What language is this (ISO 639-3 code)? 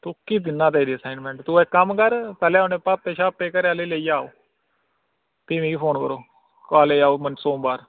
doi